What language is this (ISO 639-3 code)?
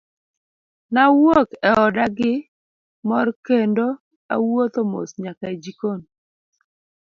luo